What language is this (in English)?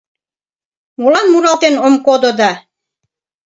Mari